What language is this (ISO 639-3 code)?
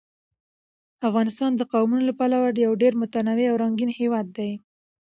pus